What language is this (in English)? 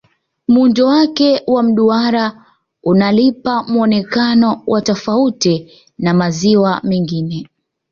Swahili